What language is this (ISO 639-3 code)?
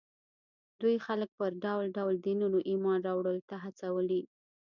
pus